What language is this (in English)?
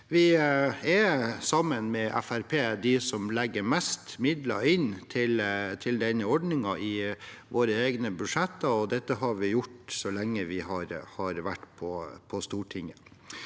Norwegian